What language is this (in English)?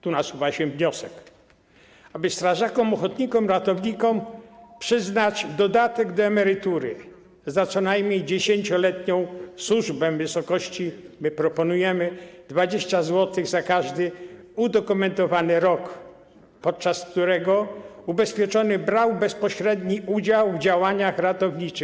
Polish